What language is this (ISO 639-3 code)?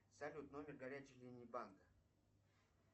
rus